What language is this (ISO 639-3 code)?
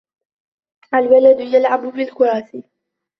ara